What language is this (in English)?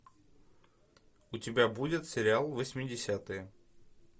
Russian